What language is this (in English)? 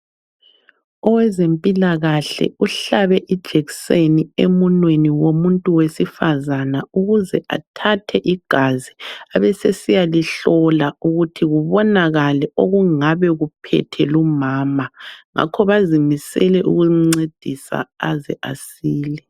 North Ndebele